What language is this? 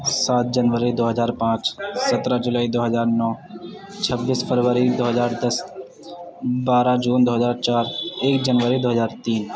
Urdu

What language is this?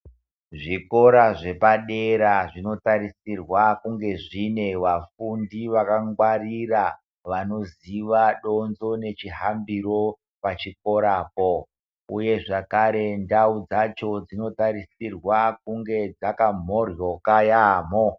Ndau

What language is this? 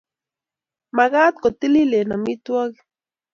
Kalenjin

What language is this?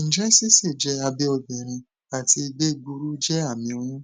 Yoruba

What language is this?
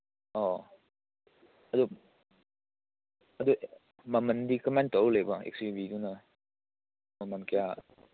Manipuri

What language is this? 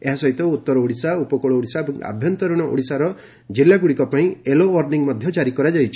Odia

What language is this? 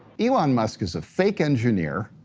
English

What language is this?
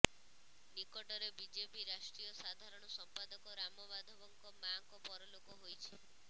Odia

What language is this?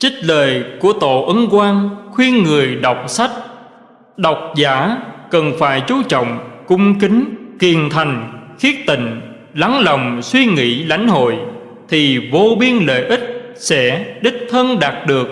Vietnamese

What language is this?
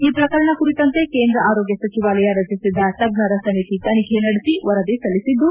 Kannada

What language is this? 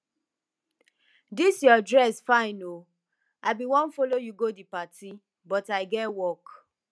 Nigerian Pidgin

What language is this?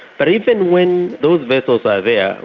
English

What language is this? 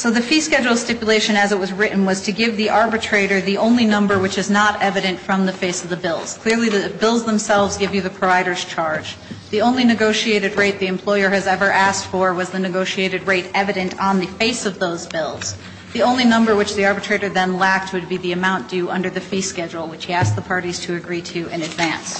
English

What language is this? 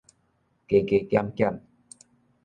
Min Nan Chinese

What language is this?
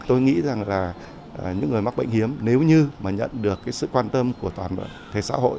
Vietnamese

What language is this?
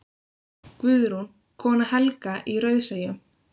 Icelandic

